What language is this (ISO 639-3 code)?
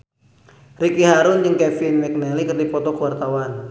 sun